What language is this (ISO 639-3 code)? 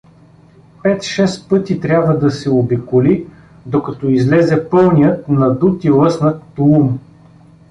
bul